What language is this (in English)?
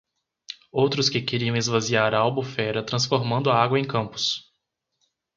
Portuguese